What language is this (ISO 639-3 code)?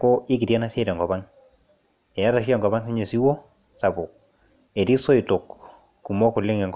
mas